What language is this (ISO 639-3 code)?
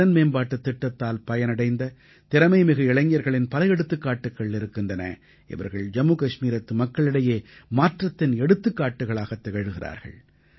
tam